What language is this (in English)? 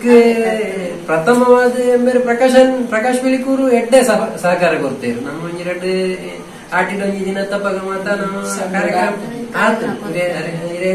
Romanian